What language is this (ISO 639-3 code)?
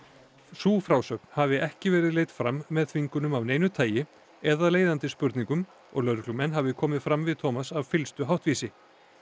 isl